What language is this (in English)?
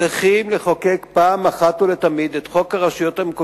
Hebrew